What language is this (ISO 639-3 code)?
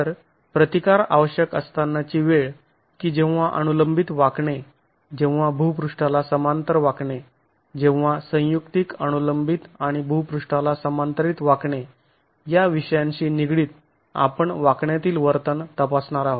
mar